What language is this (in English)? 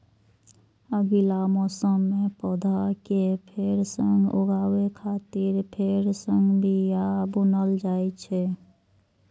Maithili